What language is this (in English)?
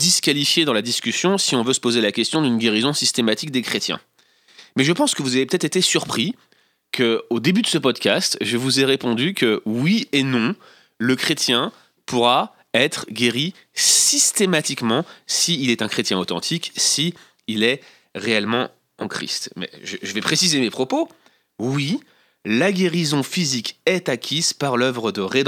French